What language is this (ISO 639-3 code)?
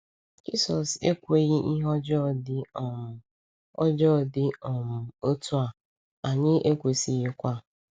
ibo